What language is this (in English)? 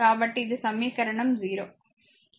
Telugu